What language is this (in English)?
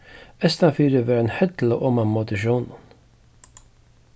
Faroese